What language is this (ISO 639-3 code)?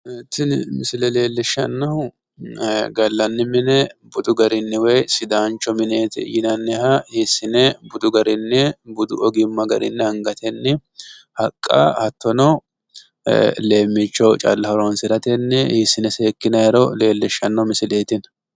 sid